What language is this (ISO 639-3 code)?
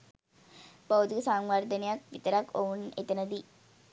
sin